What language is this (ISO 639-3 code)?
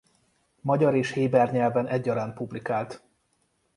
hun